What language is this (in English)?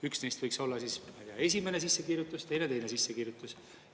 Estonian